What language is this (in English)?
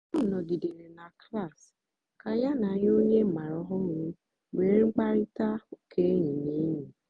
Igbo